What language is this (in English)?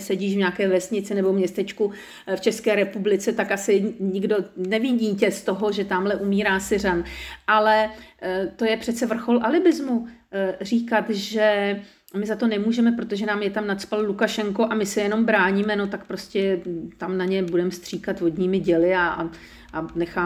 Czech